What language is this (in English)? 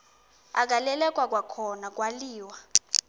Xhosa